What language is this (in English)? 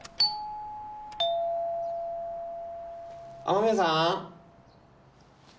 Japanese